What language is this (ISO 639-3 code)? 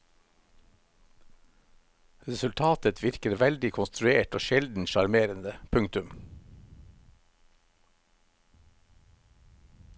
nor